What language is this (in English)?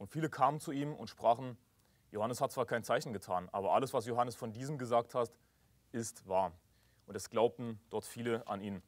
German